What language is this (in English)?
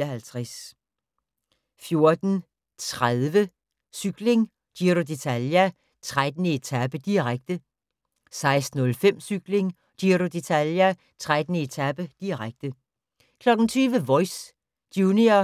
Danish